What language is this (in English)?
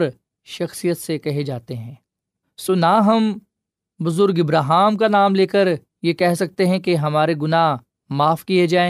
Urdu